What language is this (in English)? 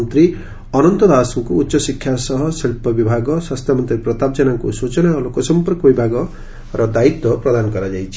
Odia